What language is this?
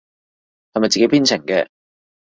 Cantonese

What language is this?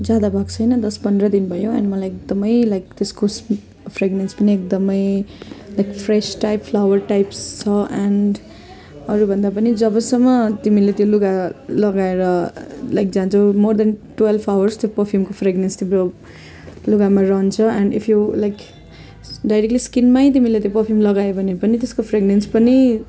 Nepali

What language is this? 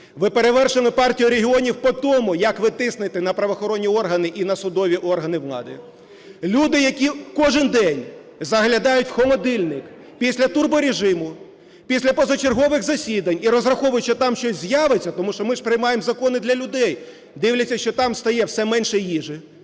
Ukrainian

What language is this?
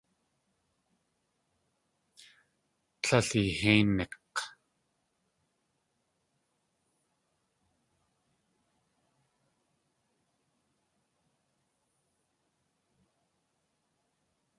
Tlingit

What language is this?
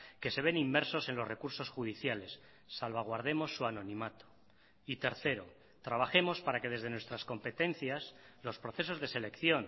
Spanish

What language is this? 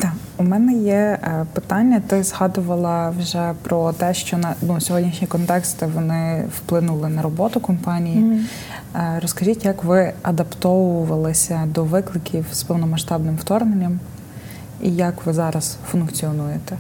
Ukrainian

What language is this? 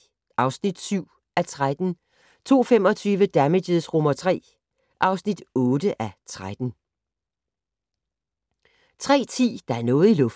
Danish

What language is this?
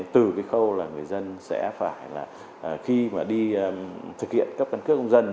Vietnamese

